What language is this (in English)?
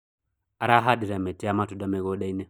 Kikuyu